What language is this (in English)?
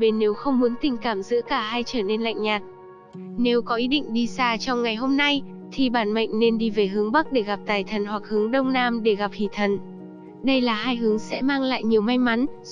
Vietnamese